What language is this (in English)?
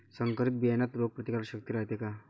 Marathi